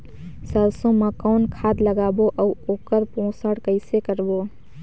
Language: Chhattisgarhi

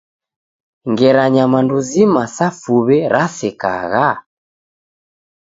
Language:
Taita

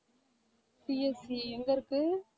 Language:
Tamil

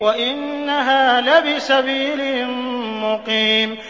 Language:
Arabic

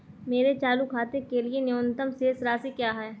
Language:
Hindi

